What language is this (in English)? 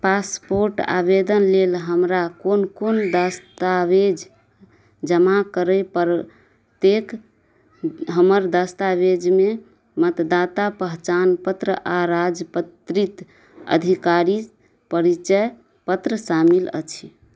Maithili